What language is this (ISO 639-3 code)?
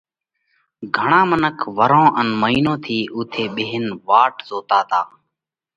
kvx